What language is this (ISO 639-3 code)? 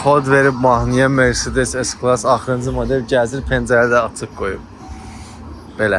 tur